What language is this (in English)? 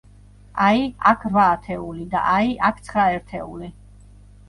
Georgian